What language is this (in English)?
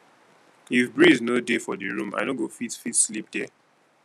Nigerian Pidgin